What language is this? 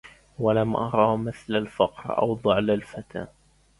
Arabic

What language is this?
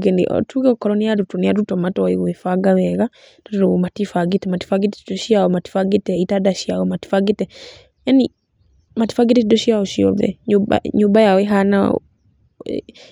Kikuyu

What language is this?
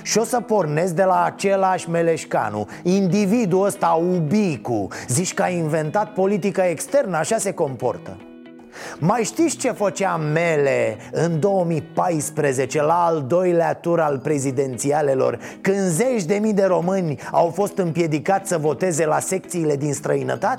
Romanian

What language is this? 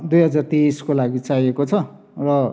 Nepali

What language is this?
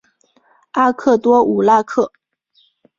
Chinese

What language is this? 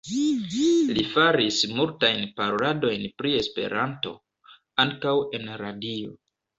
Esperanto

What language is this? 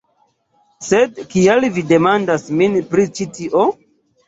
Esperanto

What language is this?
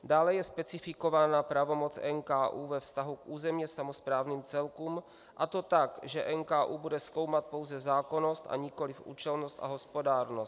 Czech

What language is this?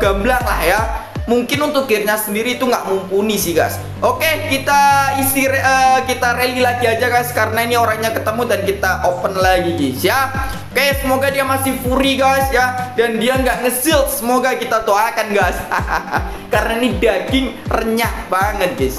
Indonesian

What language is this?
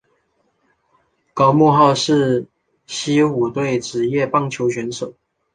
Chinese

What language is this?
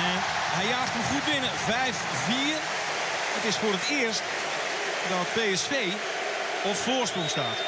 Dutch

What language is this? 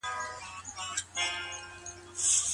Pashto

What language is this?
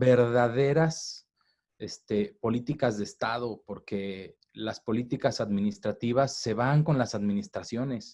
Spanish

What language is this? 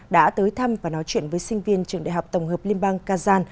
Vietnamese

